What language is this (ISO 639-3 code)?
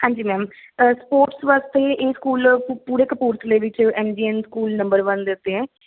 pan